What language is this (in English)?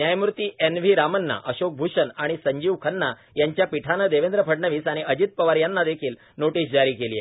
Marathi